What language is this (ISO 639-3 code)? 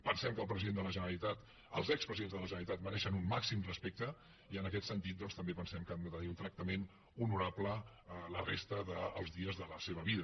cat